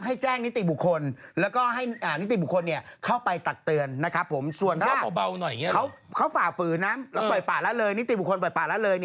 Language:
Thai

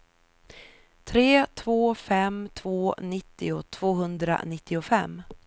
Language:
Swedish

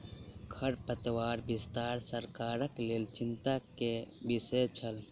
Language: Maithili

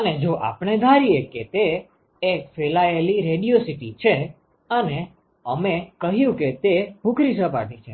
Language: Gujarati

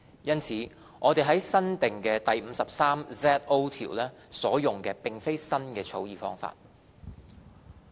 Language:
Cantonese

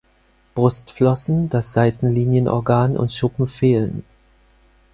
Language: German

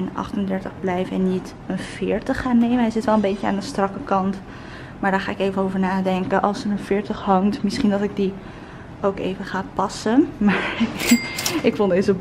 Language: Dutch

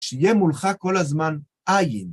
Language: Hebrew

